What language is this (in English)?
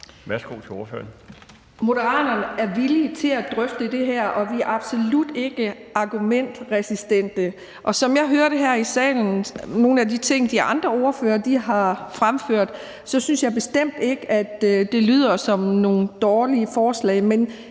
Danish